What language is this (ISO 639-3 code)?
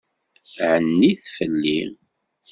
kab